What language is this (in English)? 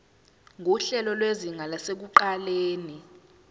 Zulu